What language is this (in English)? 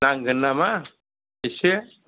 Bodo